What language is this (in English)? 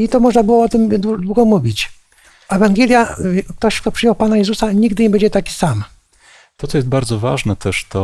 Polish